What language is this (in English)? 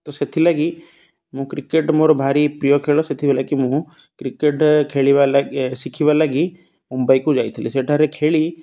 Odia